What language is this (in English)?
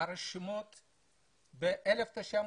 Hebrew